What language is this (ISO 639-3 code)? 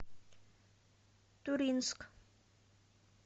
rus